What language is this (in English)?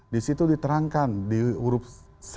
Indonesian